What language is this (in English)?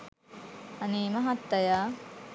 Sinhala